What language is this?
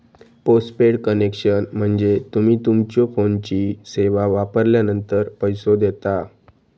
Marathi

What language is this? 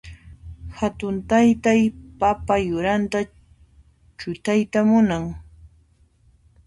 Puno Quechua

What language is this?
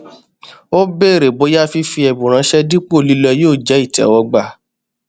Yoruba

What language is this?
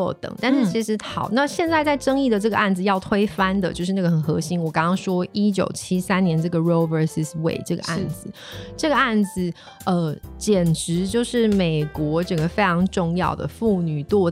Chinese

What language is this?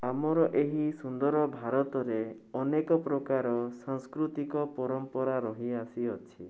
Odia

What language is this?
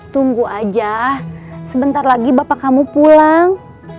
Indonesian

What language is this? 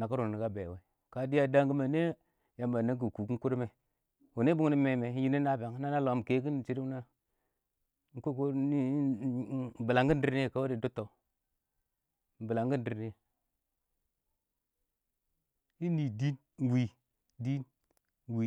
Awak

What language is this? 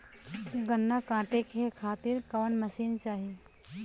Bhojpuri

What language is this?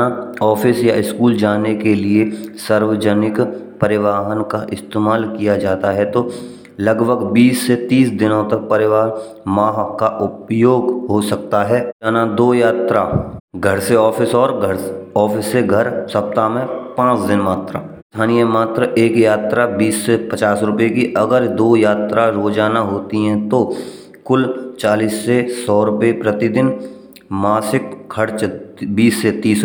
Braj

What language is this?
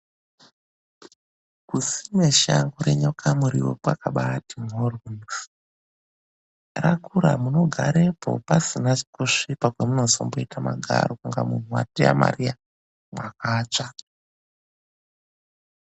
Ndau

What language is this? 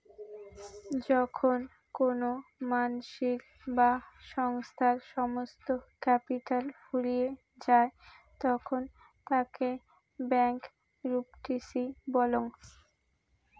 Bangla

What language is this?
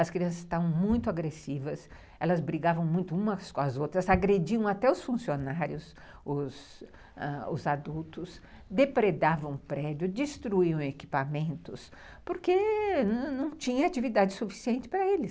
Portuguese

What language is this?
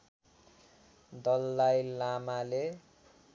Nepali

